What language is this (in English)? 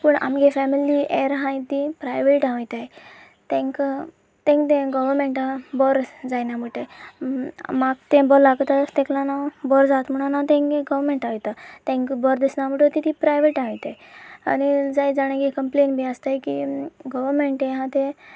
Konkani